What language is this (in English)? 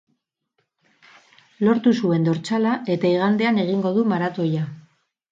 Basque